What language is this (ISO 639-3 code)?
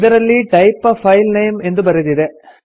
kan